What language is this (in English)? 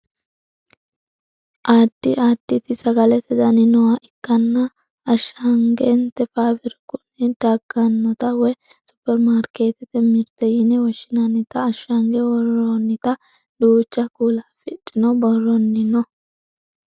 Sidamo